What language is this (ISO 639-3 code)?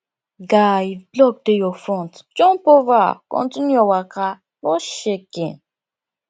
pcm